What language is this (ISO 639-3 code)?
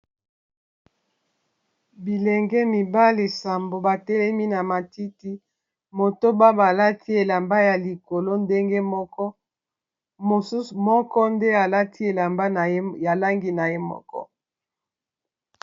lin